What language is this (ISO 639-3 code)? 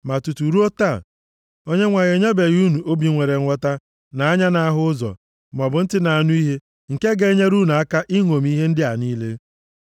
ibo